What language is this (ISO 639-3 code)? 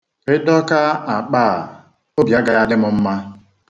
ibo